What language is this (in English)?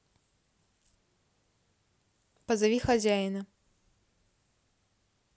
Russian